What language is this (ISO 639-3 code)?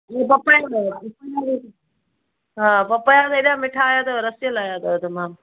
snd